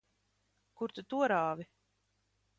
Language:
Latvian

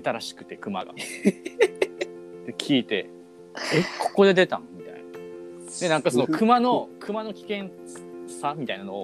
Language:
Japanese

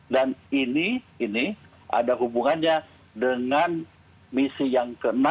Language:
Indonesian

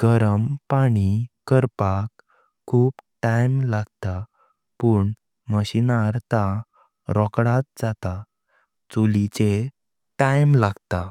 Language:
Konkani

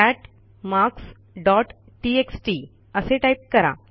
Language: Marathi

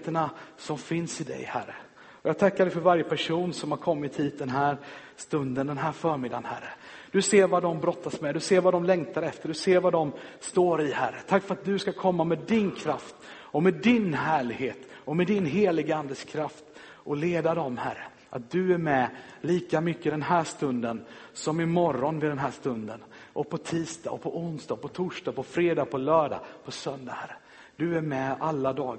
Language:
Swedish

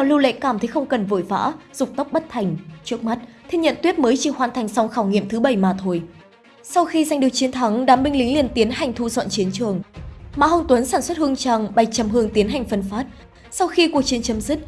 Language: Vietnamese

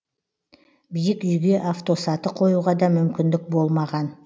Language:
Kazakh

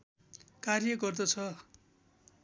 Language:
Nepali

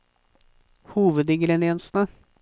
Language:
Norwegian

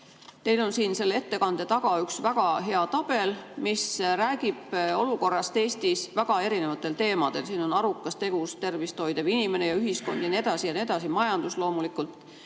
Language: Estonian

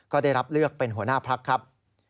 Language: Thai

